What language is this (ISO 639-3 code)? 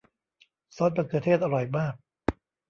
tha